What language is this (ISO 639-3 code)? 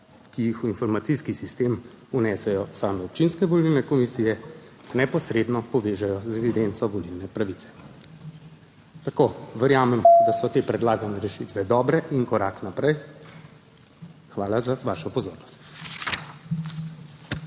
slv